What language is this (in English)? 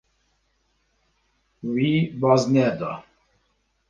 Kurdish